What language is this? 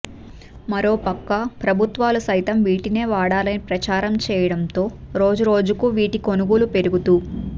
Telugu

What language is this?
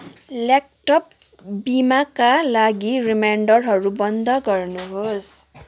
Nepali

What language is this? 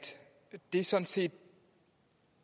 Danish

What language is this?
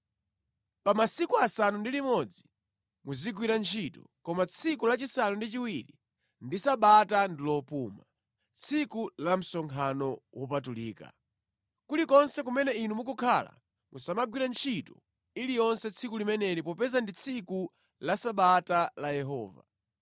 Nyanja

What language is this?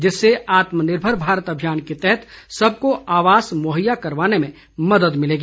Hindi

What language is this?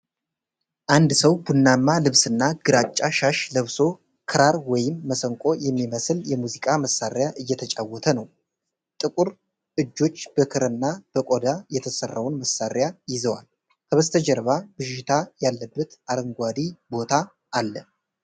Amharic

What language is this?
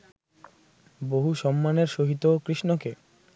Bangla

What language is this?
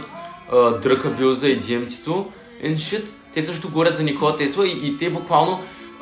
Bulgarian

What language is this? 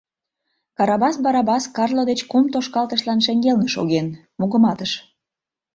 Mari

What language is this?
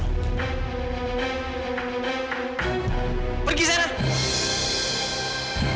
Indonesian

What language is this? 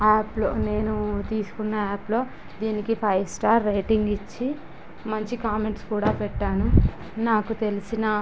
Telugu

